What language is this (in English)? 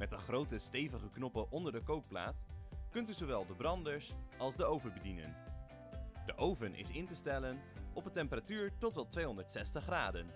Dutch